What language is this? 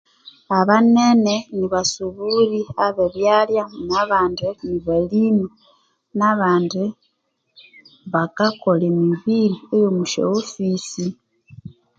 Konzo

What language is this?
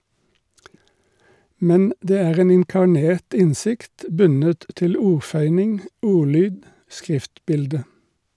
Norwegian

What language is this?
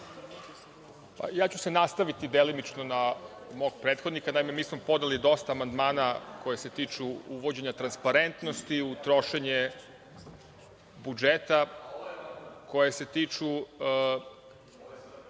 Serbian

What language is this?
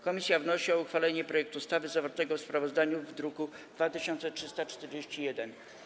Polish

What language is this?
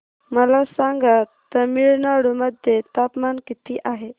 Marathi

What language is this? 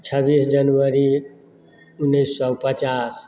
Maithili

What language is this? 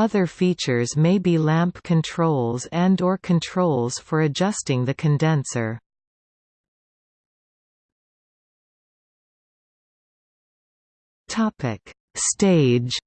English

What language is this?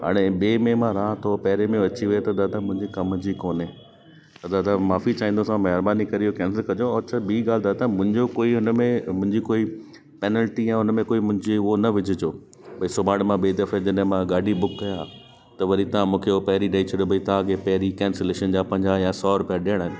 Sindhi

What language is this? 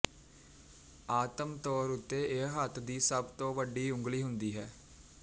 Punjabi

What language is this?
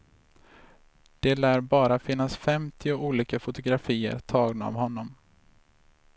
Swedish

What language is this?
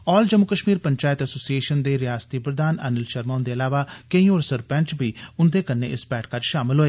Dogri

